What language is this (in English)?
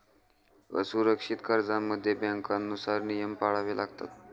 Marathi